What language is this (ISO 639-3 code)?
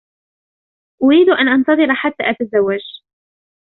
ara